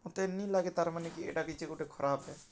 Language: Odia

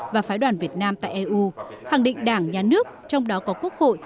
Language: Vietnamese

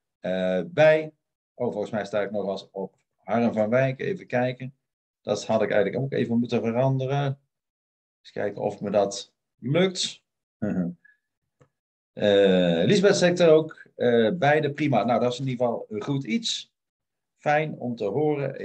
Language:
Dutch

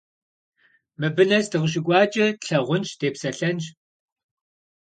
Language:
Kabardian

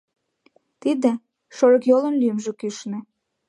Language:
Mari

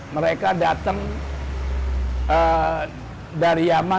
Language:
Indonesian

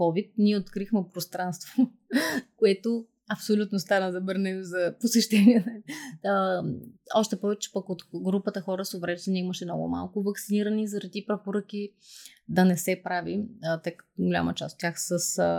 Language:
Bulgarian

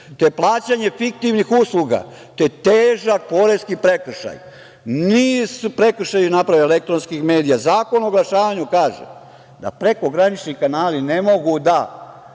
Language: Serbian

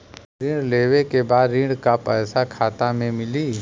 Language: Bhojpuri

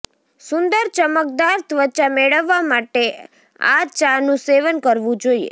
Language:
Gujarati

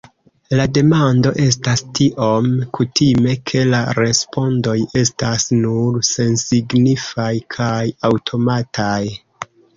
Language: Esperanto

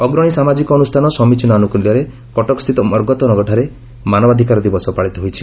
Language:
Odia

